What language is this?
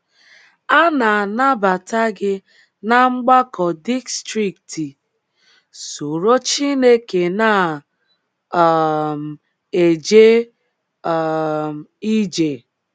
Igbo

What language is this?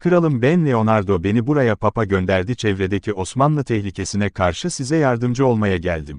Turkish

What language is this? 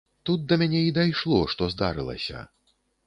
Belarusian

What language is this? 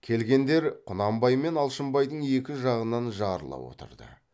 Kazakh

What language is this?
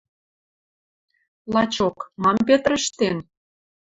Western Mari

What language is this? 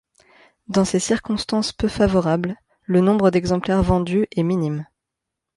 French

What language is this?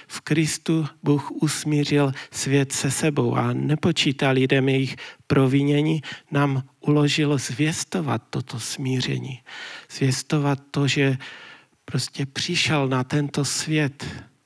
Czech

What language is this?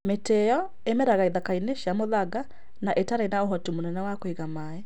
Kikuyu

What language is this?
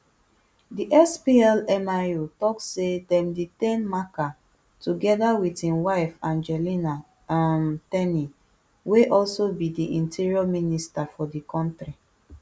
Nigerian Pidgin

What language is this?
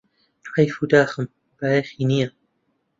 Central Kurdish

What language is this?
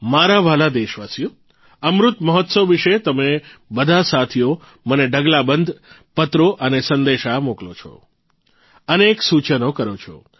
Gujarati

